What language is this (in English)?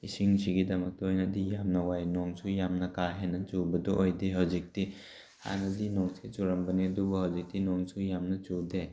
Manipuri